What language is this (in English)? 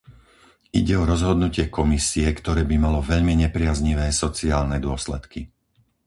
Slovak